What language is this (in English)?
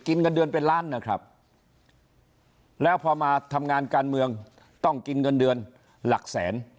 Thai